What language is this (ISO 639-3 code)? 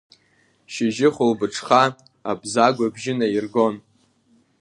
abk